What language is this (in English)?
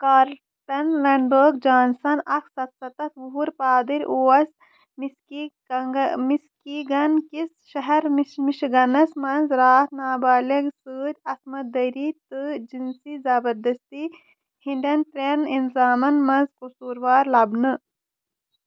Kashmiri